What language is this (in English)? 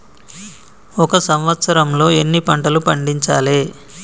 Telugu